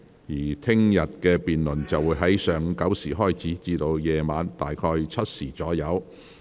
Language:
Cantonese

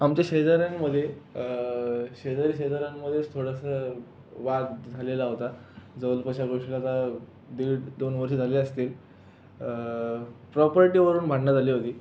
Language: Marathi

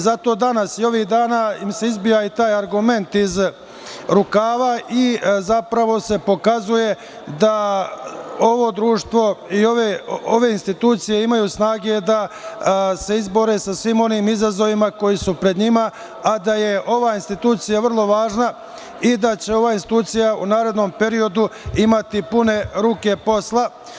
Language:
Serbian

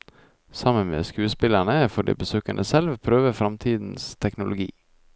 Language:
Norwegian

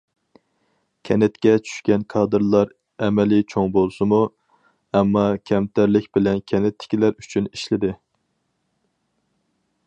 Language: Uyghur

